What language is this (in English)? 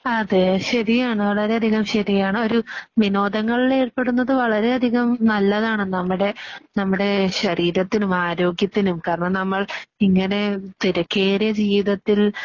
Malayalam